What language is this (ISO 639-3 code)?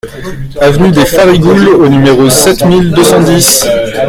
fra